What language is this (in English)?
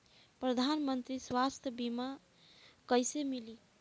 Bhojpuri